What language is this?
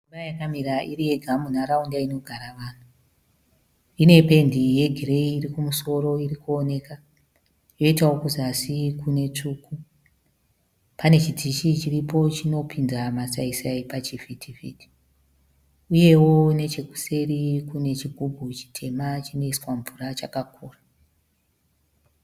Shona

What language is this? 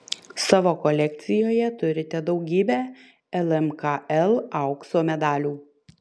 Lithuanian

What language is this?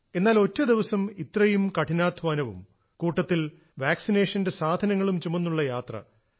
Malayalam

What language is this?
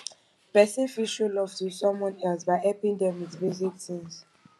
Nigerian Pidgin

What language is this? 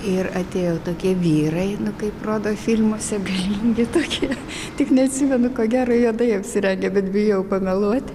Lithuanian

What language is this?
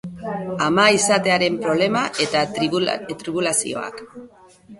Basque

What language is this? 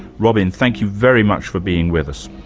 English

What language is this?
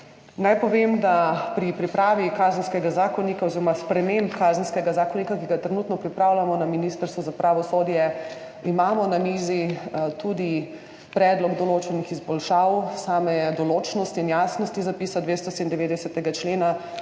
Slovenian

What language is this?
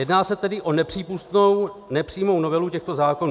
Czech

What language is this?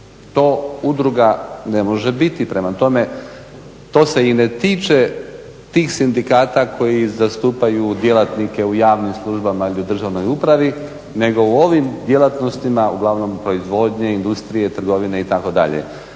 Croatian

